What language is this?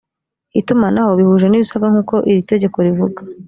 Kinyarwanda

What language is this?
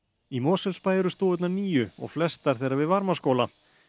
Icelandic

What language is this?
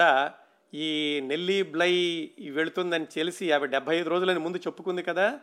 Telugu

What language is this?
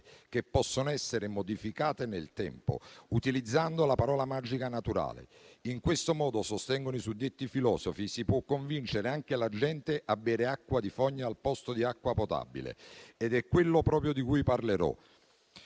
Italian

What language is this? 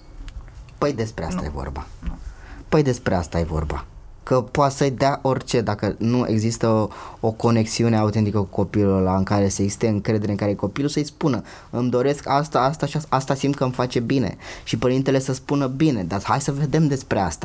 Romanian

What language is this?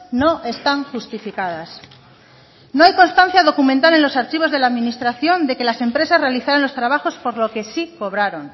Spanish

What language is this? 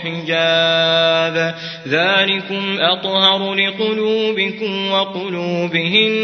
Arabic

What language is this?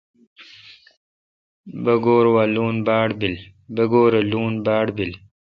Kalkoti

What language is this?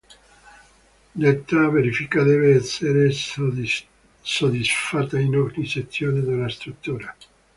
Italian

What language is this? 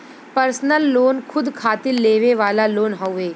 Bhojpuri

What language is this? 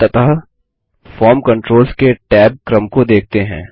Hindi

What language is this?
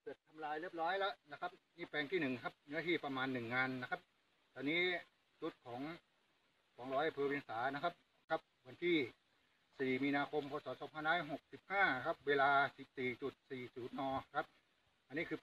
Thai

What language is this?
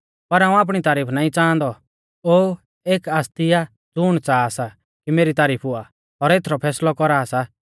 Mahasu Pahari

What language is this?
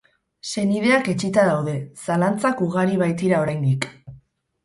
Basque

